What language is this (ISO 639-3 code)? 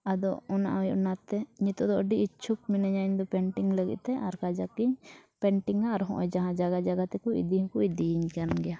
sat